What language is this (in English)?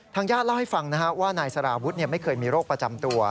Thai